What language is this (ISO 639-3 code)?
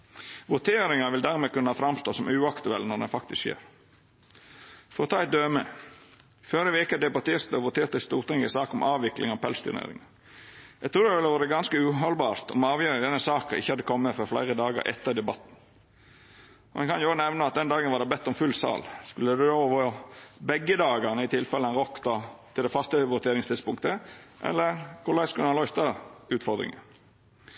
nno